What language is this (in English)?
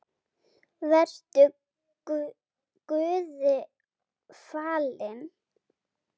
Icelandic